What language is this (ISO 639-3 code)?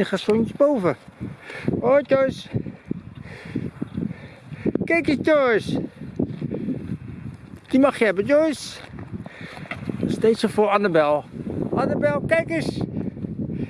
nld